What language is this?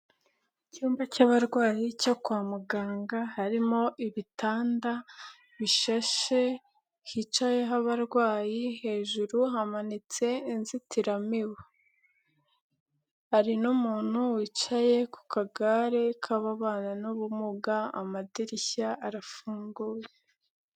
Kinyarwanda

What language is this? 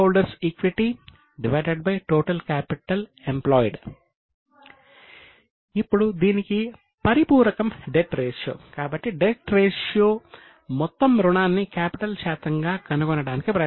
Telugu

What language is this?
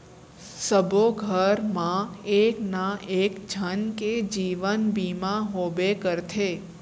Chhattisgarhi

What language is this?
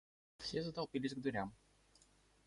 Russian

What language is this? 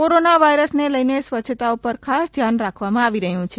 Gujarati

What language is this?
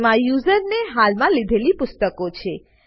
Gujarati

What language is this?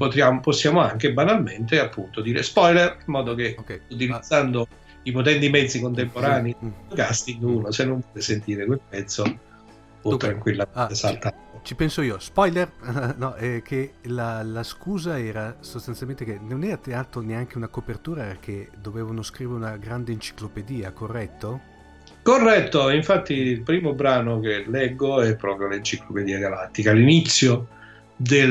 Italian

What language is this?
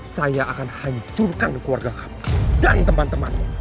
Indonesian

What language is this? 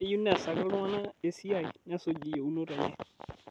Masai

